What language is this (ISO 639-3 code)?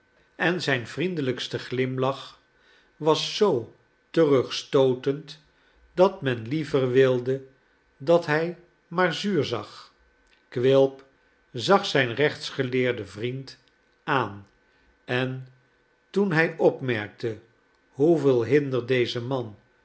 nld